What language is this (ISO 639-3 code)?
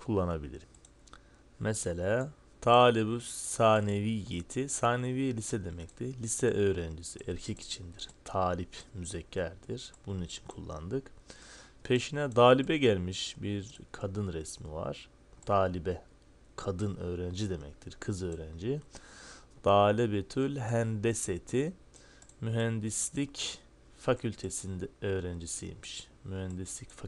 tur